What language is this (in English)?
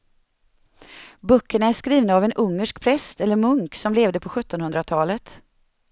Swedish